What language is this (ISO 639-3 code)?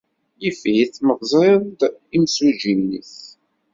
kab